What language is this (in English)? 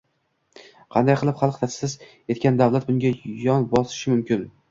Uzbek